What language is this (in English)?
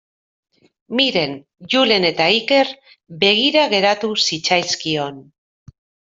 Basque